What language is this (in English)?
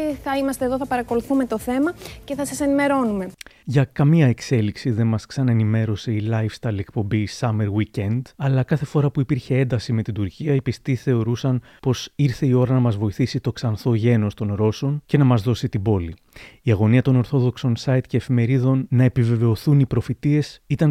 Greek